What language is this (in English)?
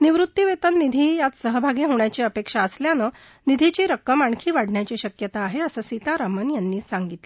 Marathi